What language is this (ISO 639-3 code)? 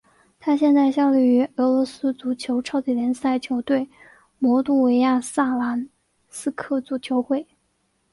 zho